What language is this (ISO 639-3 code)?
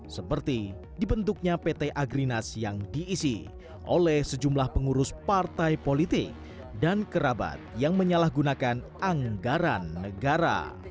ind